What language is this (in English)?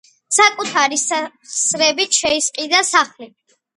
Georgian